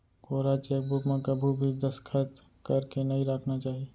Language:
Chhattisgarhi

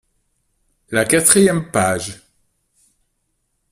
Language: French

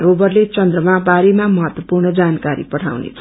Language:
Nepali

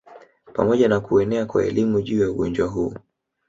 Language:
Swahili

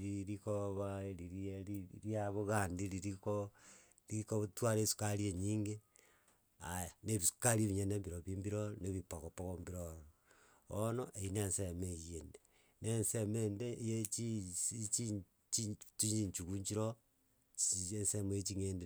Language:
Gusii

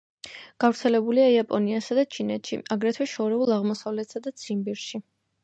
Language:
Georgian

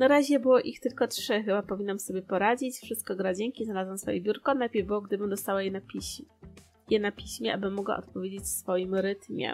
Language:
Polish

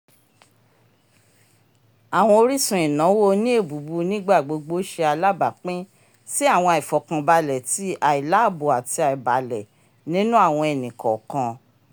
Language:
Yoruba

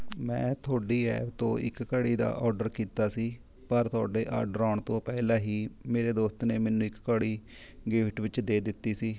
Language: Punjabi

